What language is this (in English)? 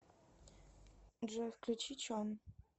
Russian